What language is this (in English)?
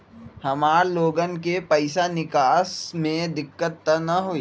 Magahi